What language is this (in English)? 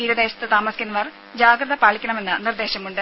Malayalam